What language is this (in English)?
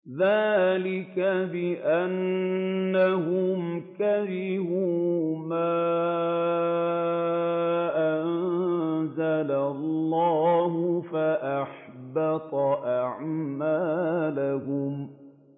Arabic